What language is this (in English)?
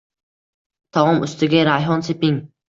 Uzbek